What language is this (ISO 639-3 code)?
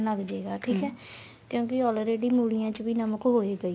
pan